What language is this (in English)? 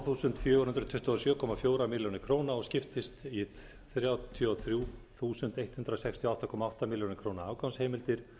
Icelandic